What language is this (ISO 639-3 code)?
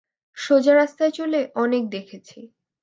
ben